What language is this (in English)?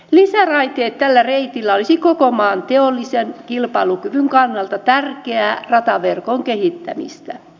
Finnish